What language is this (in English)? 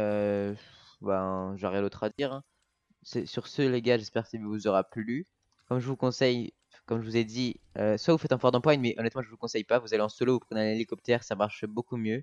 French